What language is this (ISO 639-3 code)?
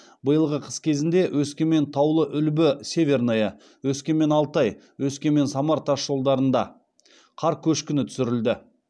kaz